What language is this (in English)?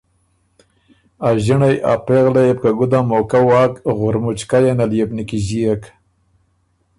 Ormuri